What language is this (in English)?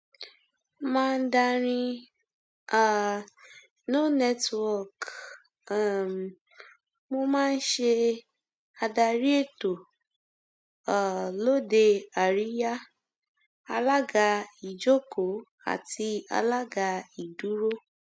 Yoruba